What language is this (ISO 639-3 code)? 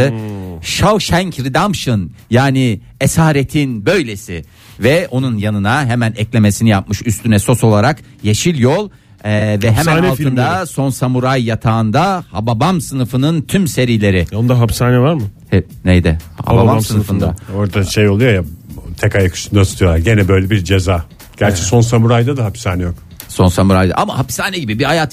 tur